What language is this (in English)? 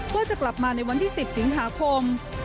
Thai